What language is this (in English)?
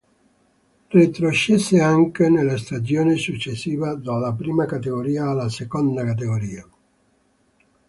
Italian